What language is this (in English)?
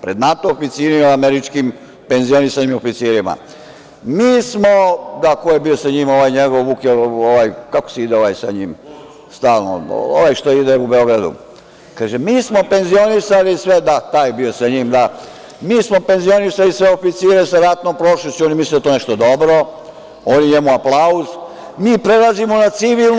Serbian